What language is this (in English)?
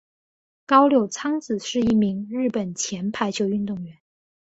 Chinese